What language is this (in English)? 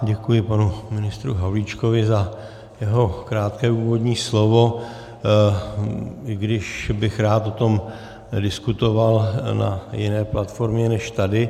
Czech